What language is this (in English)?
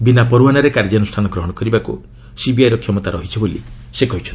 Odia